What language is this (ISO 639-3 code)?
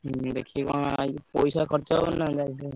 ori